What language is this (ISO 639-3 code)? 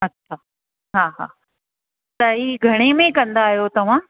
snd